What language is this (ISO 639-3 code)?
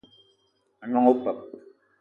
eto